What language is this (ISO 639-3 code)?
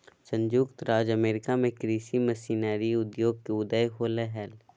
mag